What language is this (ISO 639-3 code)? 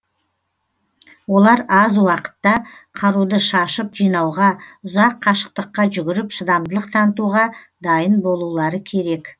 kaz